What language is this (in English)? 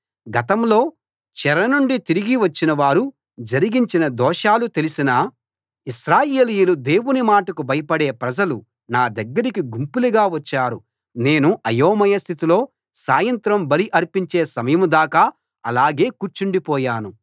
Telugu